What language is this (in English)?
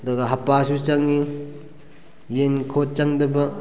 Manipuri